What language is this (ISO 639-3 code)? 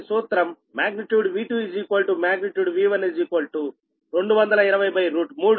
tel